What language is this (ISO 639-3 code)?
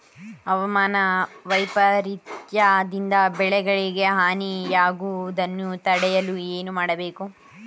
kan